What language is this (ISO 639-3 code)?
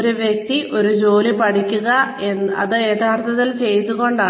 mal